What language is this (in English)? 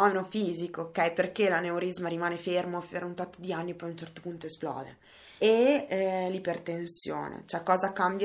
Italian